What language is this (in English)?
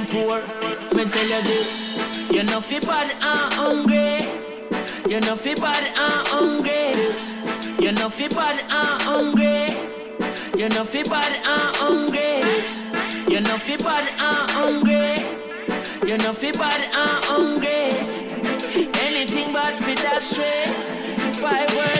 English